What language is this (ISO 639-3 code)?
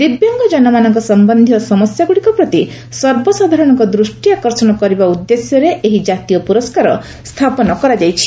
ori